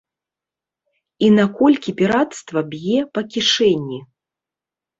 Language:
Belarusian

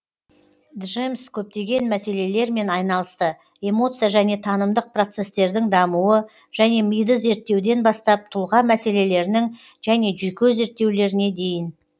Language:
Kazakh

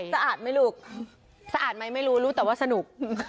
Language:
Thai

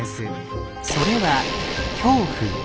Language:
Japanese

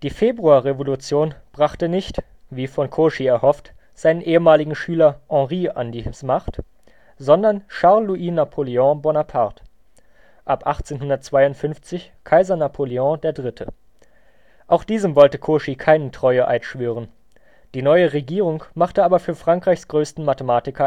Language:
German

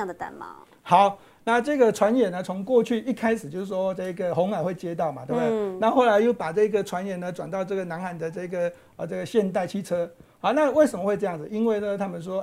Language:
Chinese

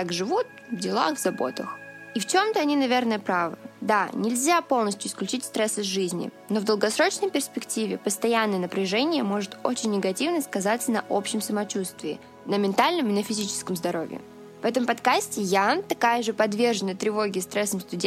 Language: Russian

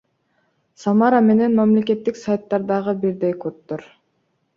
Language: Kyrgyz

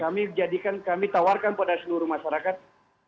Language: Indonesian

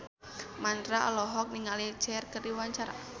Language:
Sundanese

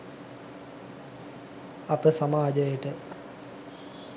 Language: Sinhala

